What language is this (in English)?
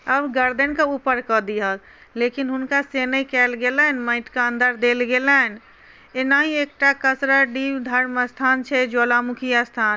Maithili